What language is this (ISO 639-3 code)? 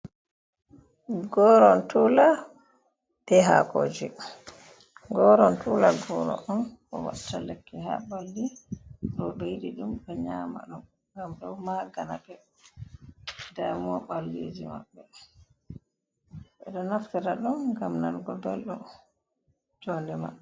ful